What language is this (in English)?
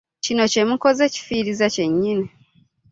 Ganda